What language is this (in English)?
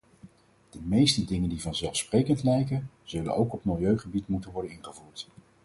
Dutch